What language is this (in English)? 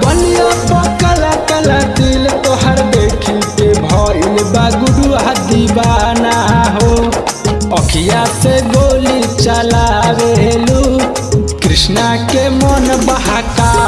Hindi